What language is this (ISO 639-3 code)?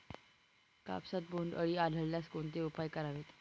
mar